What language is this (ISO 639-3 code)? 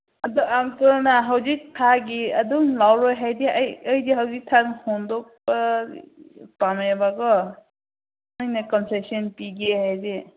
mni